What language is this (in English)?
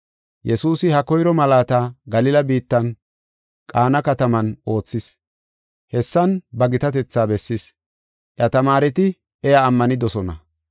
Gofa